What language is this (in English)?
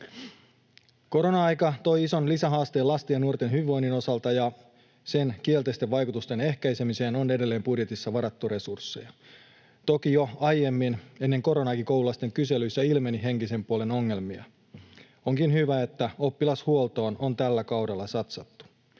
Finnish